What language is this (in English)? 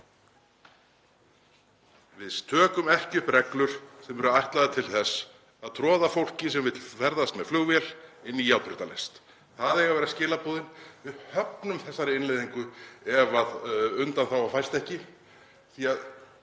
Icelandic